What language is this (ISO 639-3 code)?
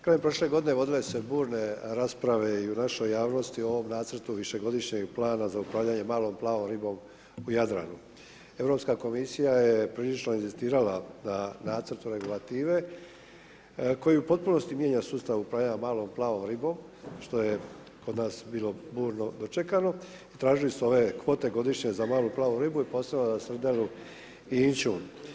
hrv